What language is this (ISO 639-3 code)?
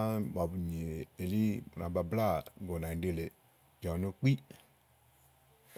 ahl